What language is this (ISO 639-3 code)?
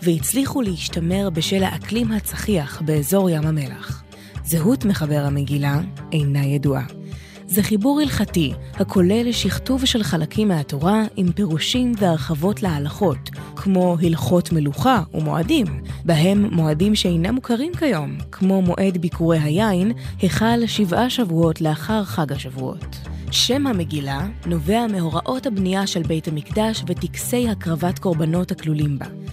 heb